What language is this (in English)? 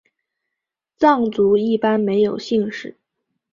Chinese